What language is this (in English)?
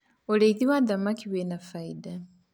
Kikuyu